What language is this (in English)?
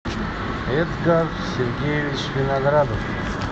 Russian